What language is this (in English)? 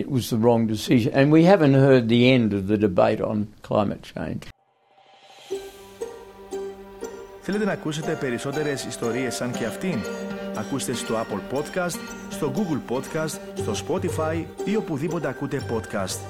Greek